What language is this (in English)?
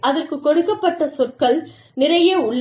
Tamil